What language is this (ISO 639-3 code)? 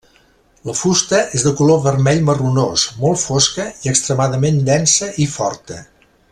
cat